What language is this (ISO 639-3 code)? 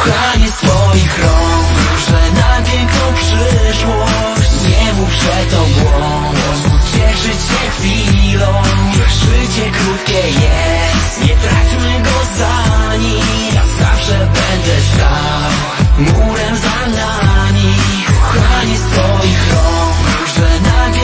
pol